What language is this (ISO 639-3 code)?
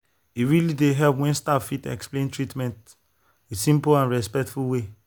pcm